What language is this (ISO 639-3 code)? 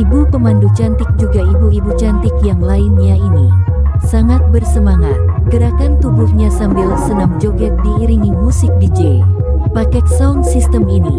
ind